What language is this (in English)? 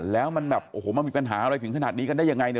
Thai